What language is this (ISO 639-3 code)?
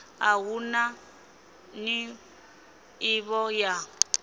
ven